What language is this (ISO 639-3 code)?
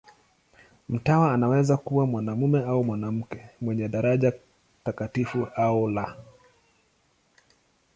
swa